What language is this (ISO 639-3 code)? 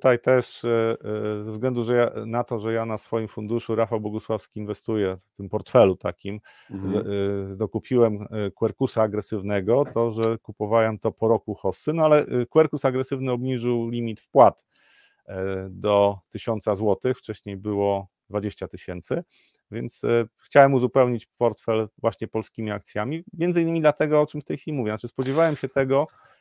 pol